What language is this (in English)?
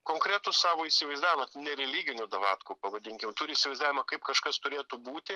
Lithuanian